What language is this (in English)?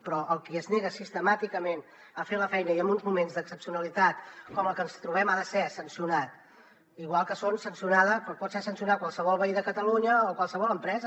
Catalan